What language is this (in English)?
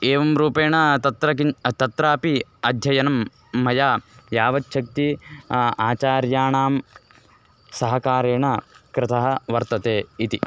Sanskrit